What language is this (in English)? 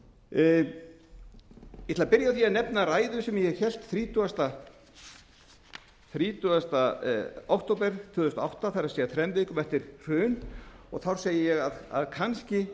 Icelandic